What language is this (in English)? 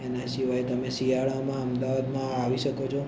Gujarati